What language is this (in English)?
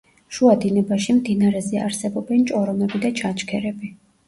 Georgian